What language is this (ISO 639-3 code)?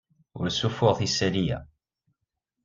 kab